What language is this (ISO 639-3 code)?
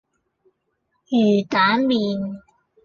yue